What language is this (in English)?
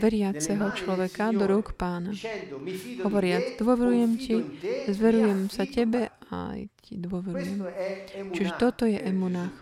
Slovak